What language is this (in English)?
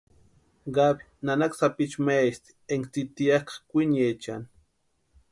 Western Highland Purepecha